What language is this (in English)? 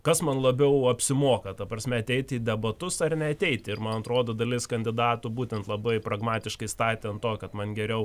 Lithuanian